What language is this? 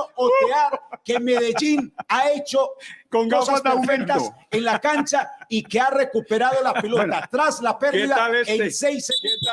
Spanish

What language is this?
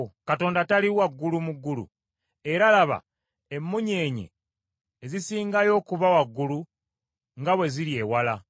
Ganda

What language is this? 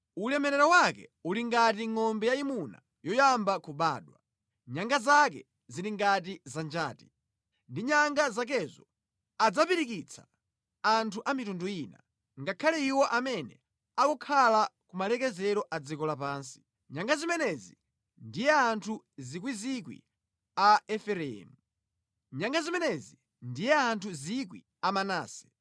Nyanja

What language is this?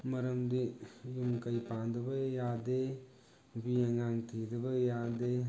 Manipuri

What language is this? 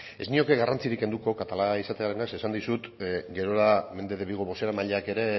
Basque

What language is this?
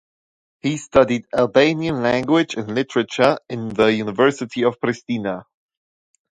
English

